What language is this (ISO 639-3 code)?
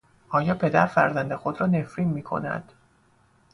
fas